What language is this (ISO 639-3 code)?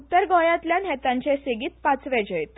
kok